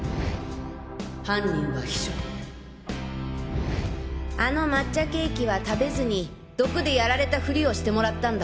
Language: Japanese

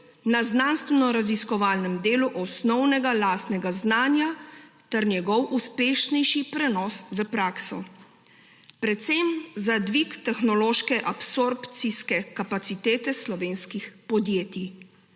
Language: Slovenian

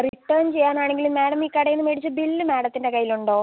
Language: Malayalam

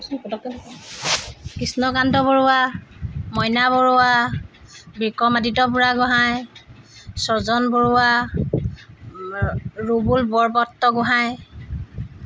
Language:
Assamese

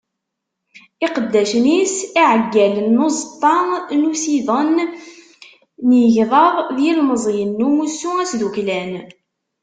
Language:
Kabyle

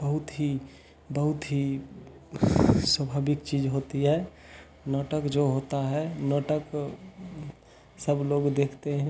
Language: Hindi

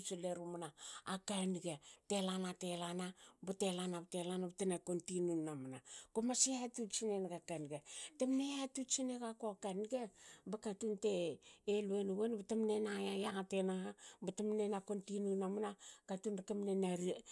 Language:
Hakö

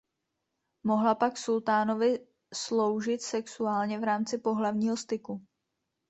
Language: Czech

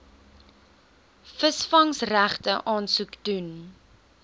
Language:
Afrikaans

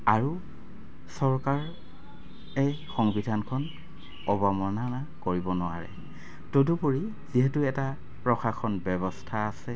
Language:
Assamese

